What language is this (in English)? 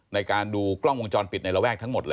Thai